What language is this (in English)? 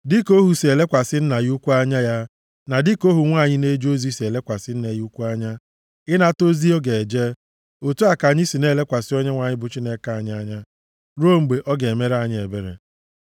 Igbo